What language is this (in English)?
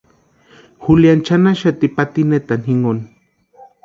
Western Highland Purepecha